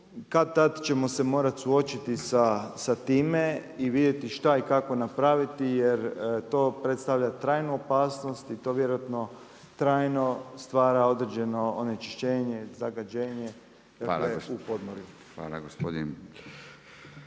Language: Croatian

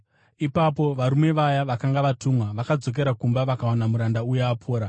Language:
Shona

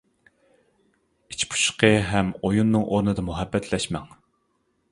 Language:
Uyghur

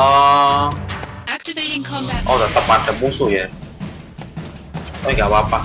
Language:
Indonesian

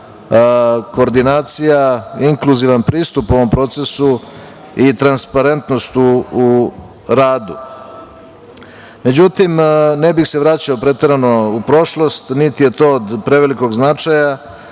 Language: Serbian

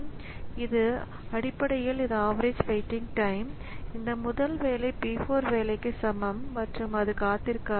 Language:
Tamil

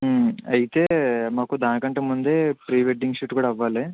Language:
Telugu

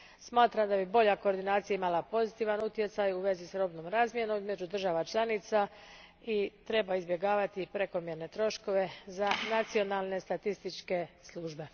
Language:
Croatian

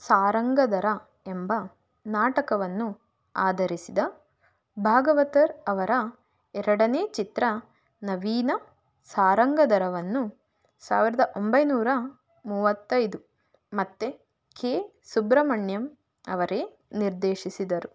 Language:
Kannada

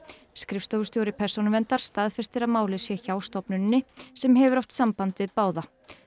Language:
Icelandic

